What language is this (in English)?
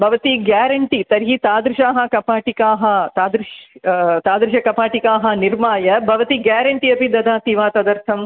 Sanskrit